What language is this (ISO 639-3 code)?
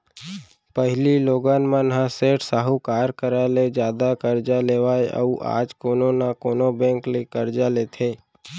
hne